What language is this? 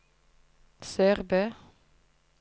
Norwegian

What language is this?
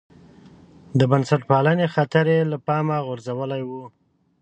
Pashto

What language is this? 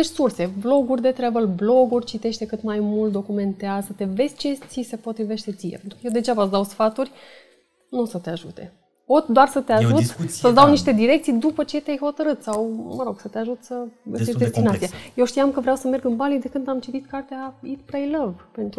Romanian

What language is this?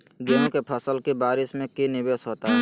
Magahi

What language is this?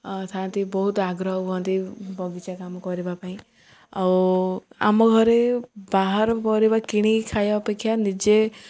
Odia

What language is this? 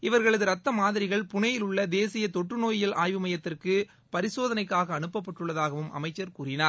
Tamil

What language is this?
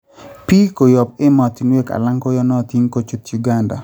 Kalenjin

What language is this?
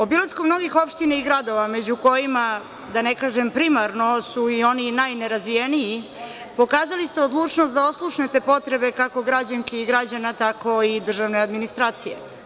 Serbian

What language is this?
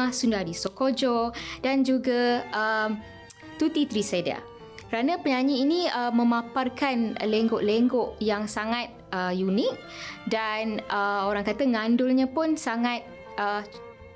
Malay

